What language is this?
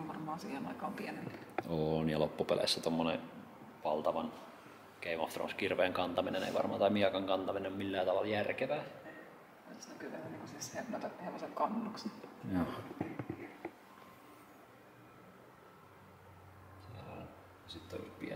Finnish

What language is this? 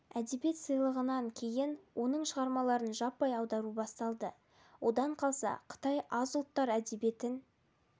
Kazakh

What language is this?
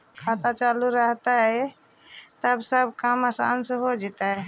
Magahi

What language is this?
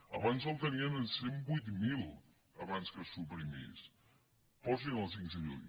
Catalan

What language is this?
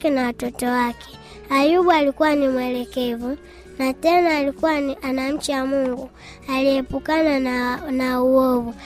Swahili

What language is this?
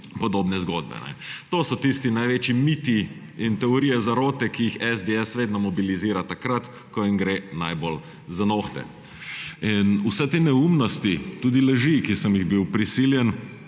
Slovenian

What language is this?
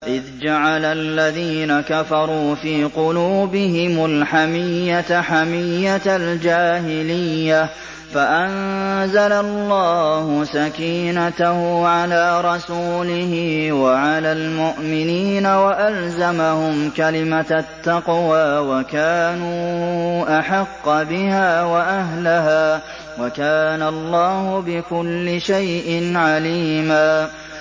Arabic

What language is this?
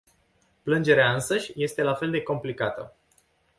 Romanian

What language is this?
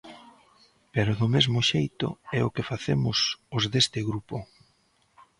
Galician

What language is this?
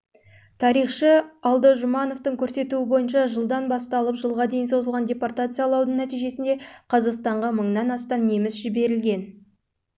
Kazakh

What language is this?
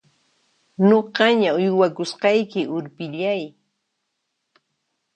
Puno Quechua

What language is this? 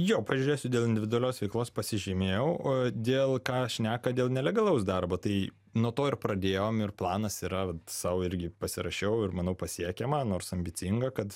Lithuanian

